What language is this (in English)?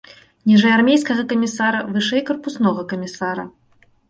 Belarusian